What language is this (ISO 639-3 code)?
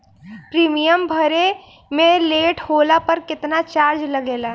bho